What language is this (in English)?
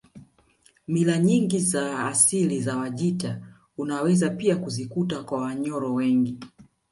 Swahili